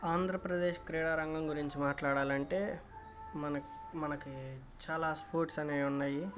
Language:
Telugu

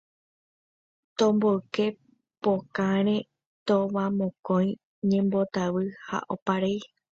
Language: Guarani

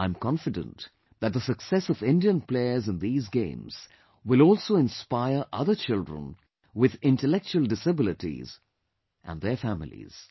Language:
English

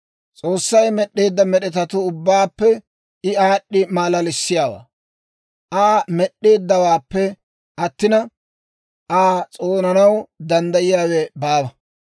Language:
Dawro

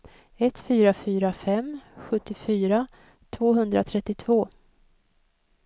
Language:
Swedish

